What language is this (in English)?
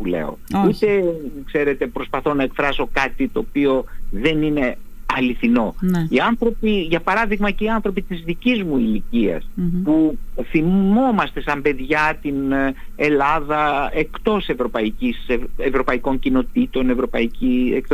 Greek